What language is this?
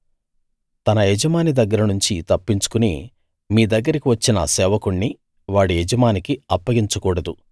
Telugu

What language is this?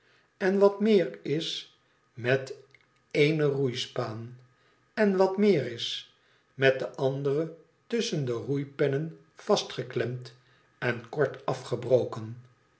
Dutch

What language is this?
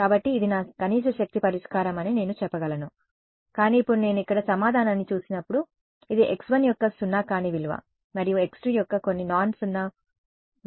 Telugu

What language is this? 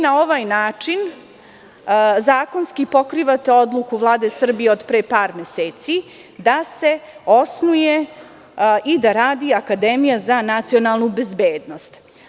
Serbian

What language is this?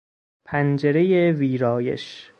Persian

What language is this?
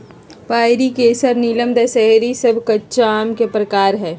Magahi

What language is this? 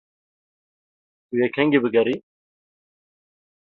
Kurdish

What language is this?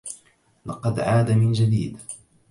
Arabic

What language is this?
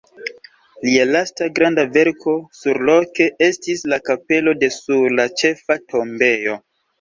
Esperanto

